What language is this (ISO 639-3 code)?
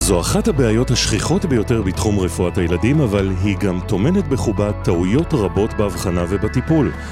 heb